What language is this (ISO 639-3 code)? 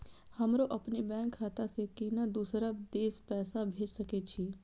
mai